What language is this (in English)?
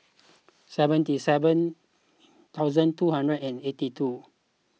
English